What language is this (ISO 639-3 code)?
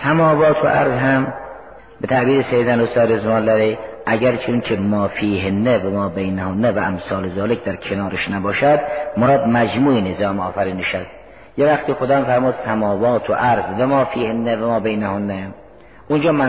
fas